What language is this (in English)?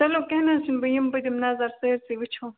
Kashmiri